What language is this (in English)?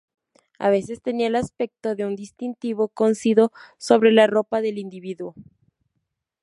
Spanish